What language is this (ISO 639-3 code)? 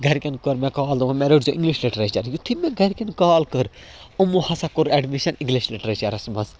kas